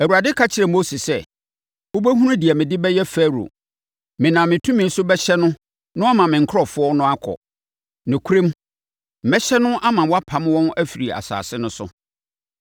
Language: Akan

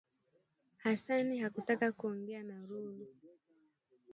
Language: Swahili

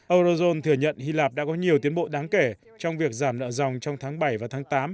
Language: Vietnamese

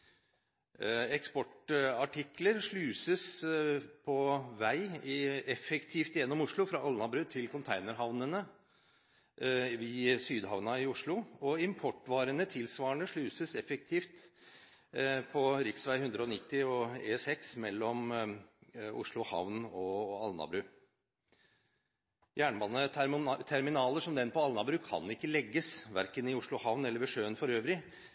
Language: Norwegian Bokmål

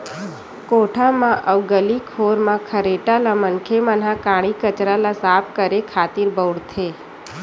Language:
Chhattisgarhi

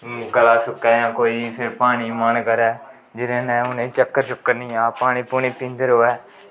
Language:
Dogri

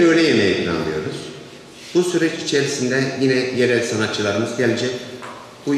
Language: Turkish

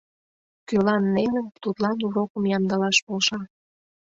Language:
Mari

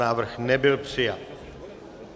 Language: Czech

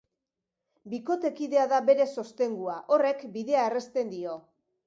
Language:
Basque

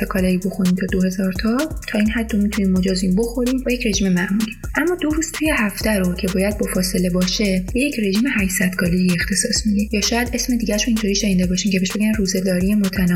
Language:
Persian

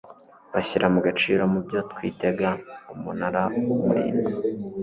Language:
Kinyarwanda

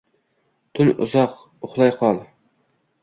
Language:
Uzbek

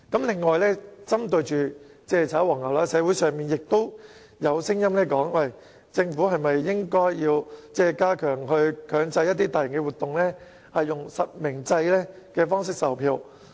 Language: Cantonese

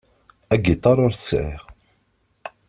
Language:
Kabyle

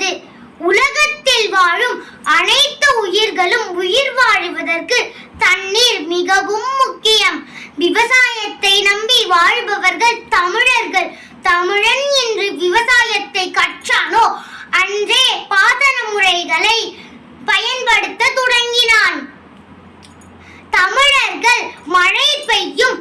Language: Tamil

